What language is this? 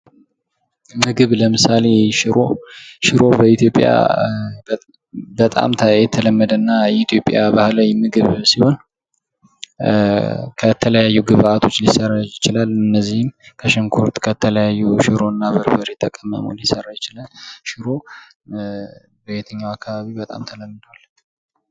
Amharic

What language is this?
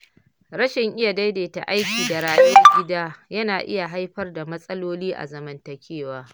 Hausa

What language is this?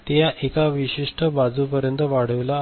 Marathi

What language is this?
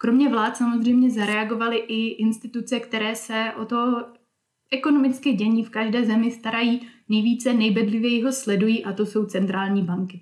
Czech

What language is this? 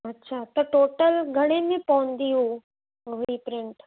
Sindhi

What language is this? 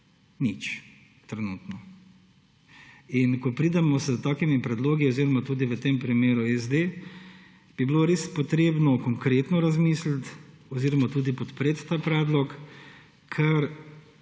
Slovenian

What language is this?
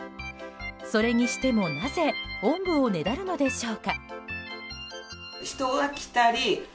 Japanese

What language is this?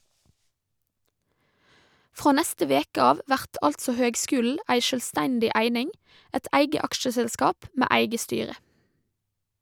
Norwegian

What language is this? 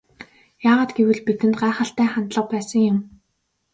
Mongolian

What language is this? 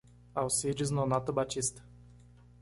Portuguese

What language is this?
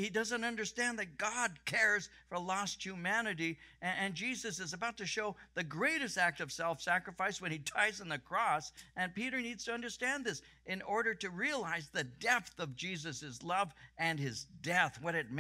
English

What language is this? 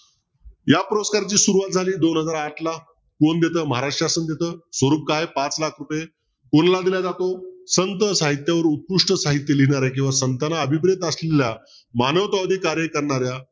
Marathi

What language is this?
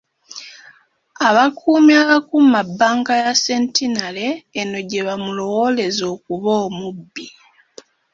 Ganda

